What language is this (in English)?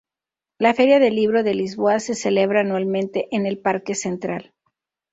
Spanish